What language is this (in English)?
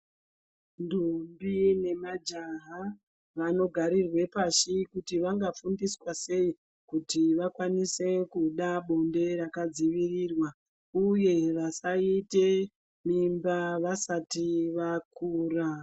Ndau